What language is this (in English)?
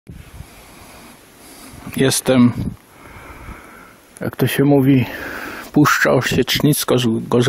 Polish